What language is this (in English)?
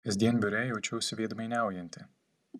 Lithuanian